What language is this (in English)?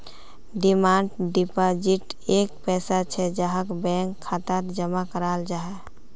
Magahi